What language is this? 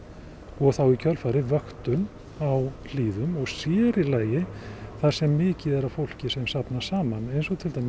Icelandic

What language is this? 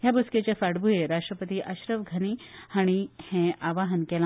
Konkani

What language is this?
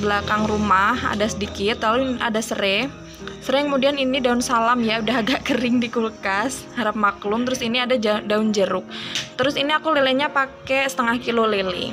Indonesian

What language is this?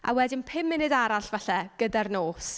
Welsh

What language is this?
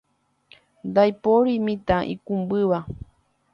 Guarani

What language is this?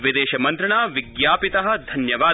Sanskrit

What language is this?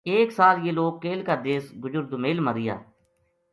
Gujari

